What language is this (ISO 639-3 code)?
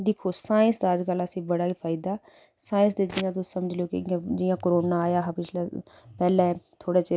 doi